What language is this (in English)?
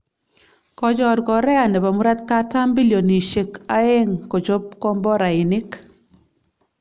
Kalenjin